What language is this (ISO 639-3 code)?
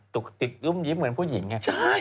tha